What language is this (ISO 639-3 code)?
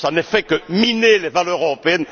fra